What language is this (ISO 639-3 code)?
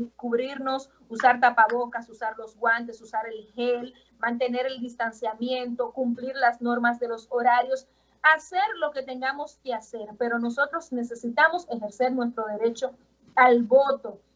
spa